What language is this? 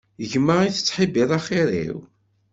Kabyle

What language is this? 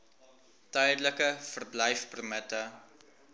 Afrikaans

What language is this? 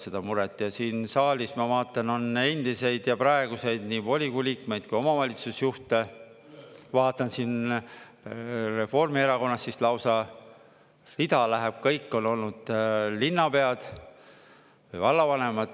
Estonian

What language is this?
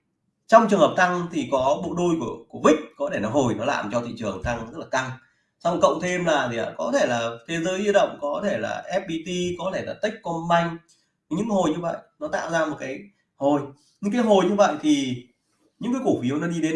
Vietnamese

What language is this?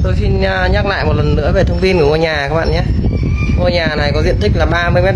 Vietnamese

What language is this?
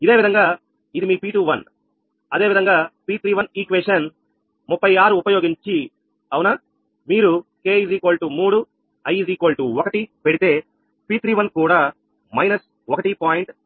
Telugu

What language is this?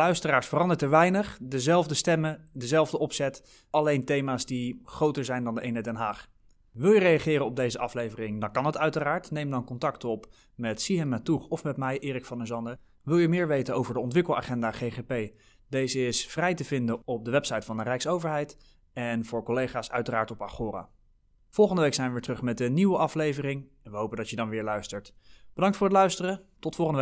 Dutch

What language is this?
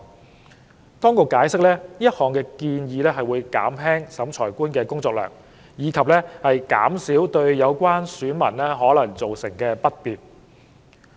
Cantonese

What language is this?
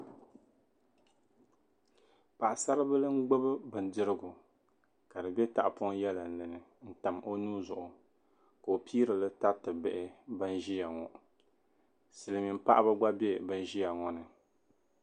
Dagbani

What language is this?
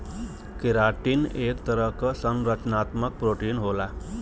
Bhojpuri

